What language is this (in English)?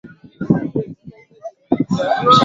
Swahili